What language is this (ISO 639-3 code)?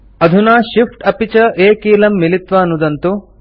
san